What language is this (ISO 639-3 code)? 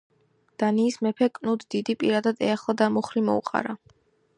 kat